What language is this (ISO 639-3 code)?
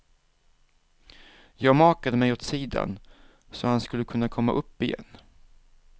swe